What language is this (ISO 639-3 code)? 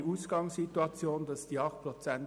gsw